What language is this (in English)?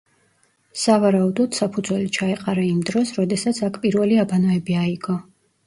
Georgian